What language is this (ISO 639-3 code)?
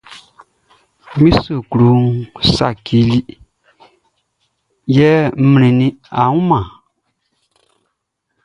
bci